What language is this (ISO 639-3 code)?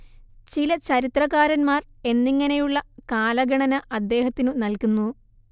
mal